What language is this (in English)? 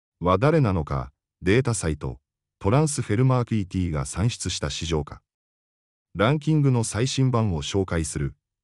Japanese